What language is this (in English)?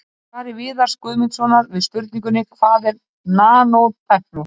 Icelandic